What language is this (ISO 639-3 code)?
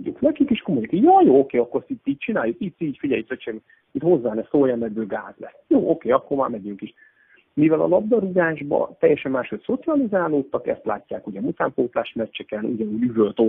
hun